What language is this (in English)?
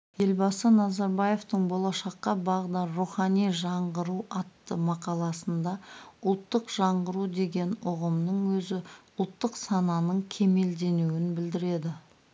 Kazakh